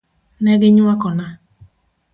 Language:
Luo (Kenya and Tanzania)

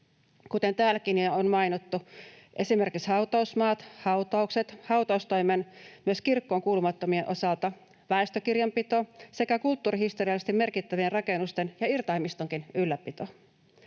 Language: Finnish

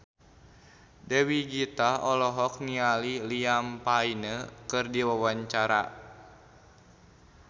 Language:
Sundanese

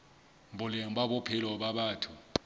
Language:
Southern Sotho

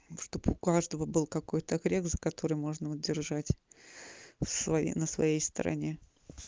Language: Russian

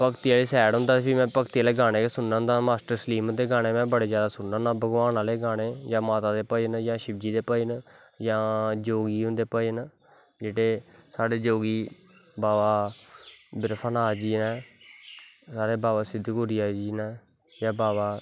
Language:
Dogri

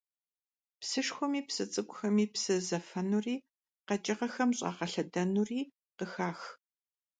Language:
Kabardian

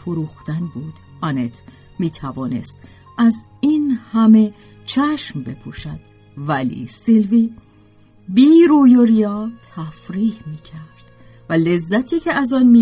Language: Persian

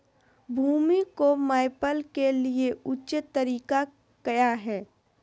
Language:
Magahi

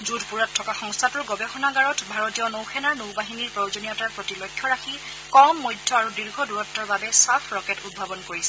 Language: Assamese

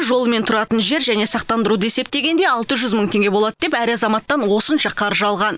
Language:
Kazakh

